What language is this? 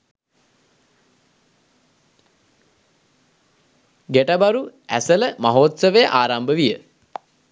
Sinhala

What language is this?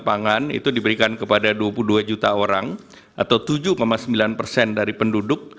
Indonesian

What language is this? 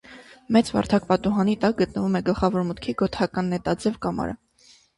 Armenian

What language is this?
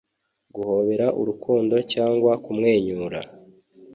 Kinyarwanda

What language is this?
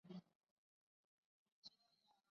Chinese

